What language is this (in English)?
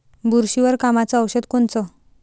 Marathi